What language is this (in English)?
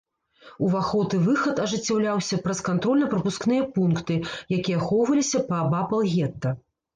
Belarusian